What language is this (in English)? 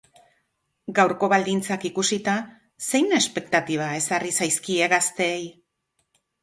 Basque